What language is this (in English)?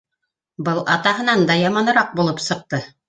Bashkir